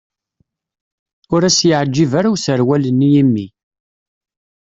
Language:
Kabyle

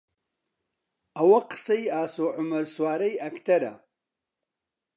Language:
Central Kurdish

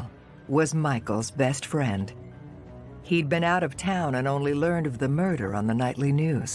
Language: English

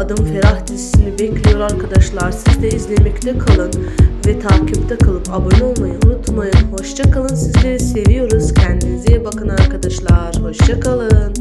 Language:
Turkish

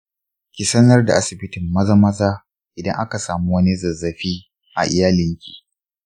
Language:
Hausa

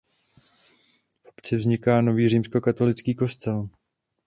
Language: Czech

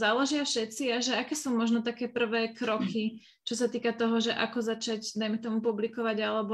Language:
Slovak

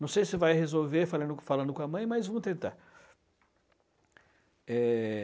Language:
Portuguese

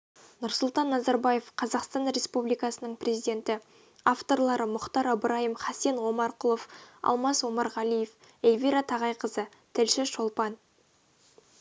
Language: Kazakh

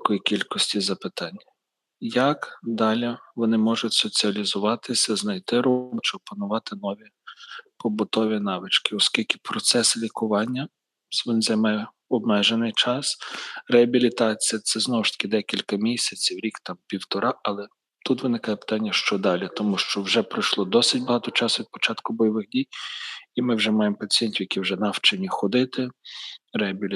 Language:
Ukrainian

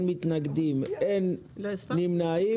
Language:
Hebrew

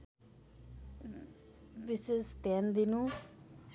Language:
Nepali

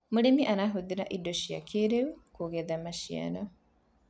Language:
Kikuyu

